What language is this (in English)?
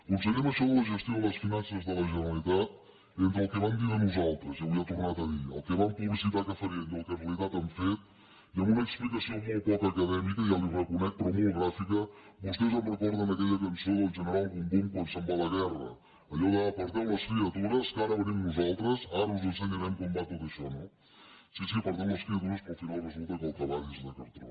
Catalan